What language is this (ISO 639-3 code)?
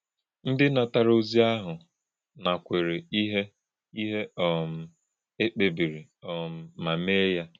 ibo